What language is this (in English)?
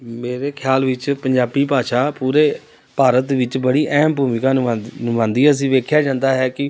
Punjabi